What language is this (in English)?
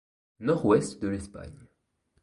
French